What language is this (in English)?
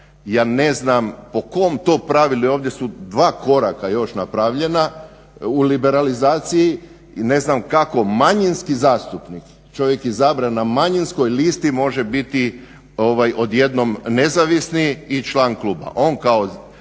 Croatian